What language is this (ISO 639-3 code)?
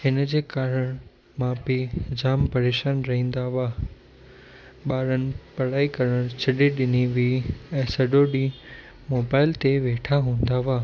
snd